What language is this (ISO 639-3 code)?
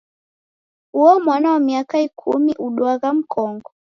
dav